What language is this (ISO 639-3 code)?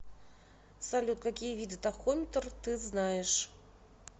rus